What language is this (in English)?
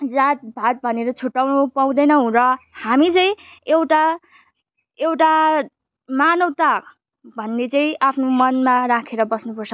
Nepali